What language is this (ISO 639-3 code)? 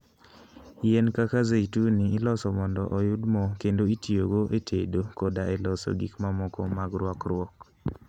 luo